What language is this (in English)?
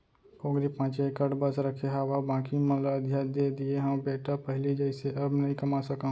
Chhattisgarhi